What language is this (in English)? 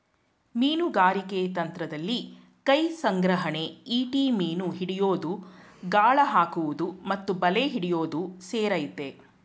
Kannada